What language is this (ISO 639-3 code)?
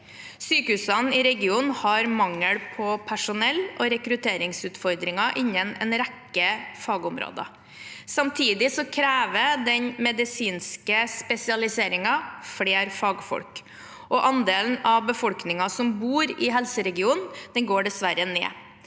nor